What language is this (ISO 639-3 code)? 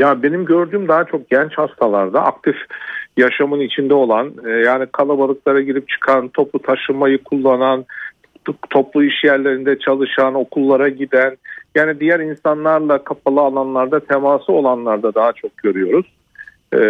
tur